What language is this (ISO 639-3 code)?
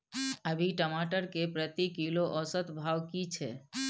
mai